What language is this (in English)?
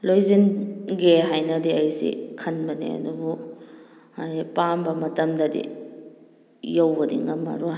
Manipuri